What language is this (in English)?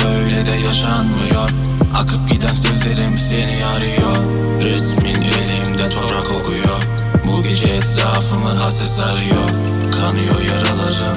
Turkish